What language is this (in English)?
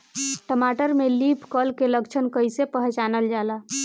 Bhojpuri